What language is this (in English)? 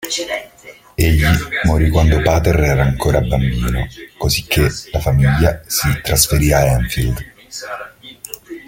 Italian